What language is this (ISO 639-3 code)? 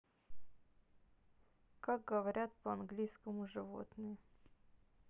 rus